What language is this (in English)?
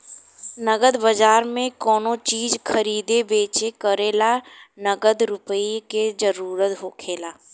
Bhojpuri